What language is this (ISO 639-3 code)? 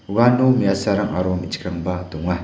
grt